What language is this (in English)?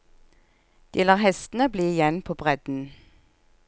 Norwegian